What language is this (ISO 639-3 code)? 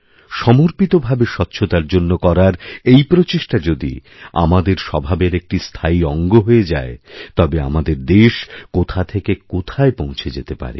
ben